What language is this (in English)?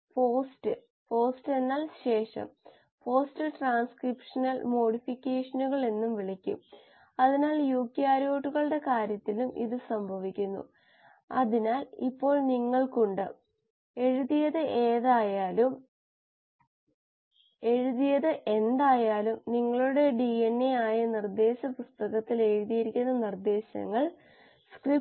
Malayalam